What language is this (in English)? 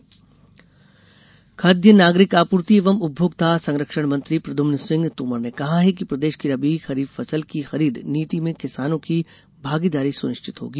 Hindi